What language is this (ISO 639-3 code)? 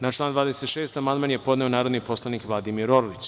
srp